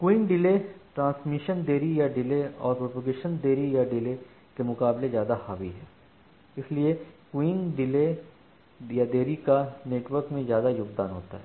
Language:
Hindi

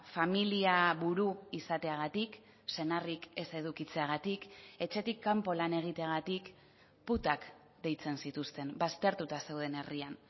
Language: Basque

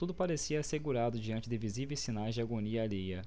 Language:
Portuguese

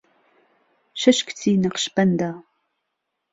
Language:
Central Kurdish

